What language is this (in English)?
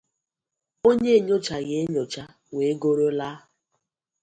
Igbo